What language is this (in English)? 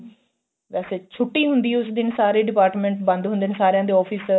Punjabi